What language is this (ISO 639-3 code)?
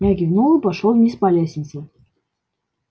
rus